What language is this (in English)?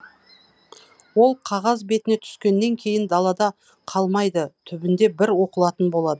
Kazakh